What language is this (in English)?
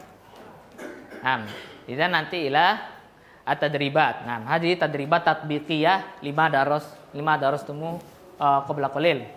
Indonesian